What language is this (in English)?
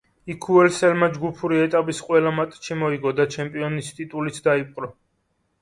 Georgian